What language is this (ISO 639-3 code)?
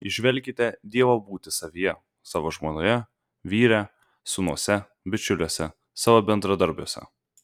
lit